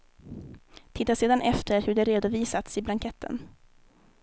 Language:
Swedish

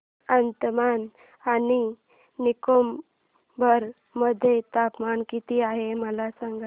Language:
Marathi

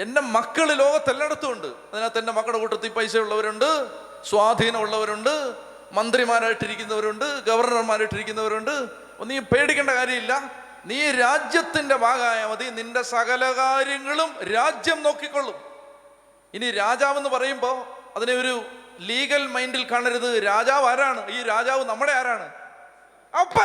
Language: Malayalam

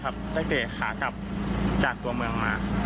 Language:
Thai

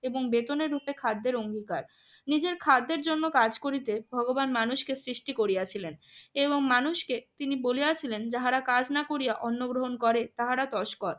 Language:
Bangla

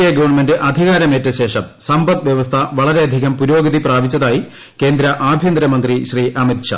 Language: Malayalam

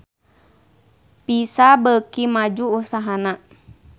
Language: Sundanese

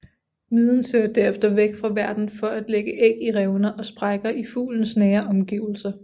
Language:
Danish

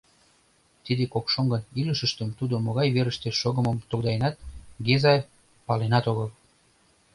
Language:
Mari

